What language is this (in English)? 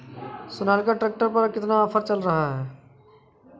Hindi